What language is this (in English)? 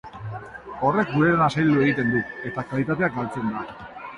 Basque